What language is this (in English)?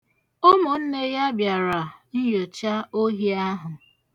Igbo